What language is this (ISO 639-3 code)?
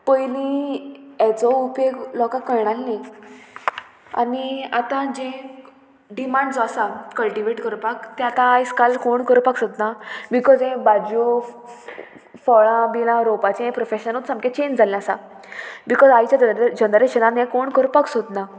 kok